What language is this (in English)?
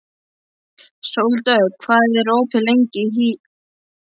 Icelandic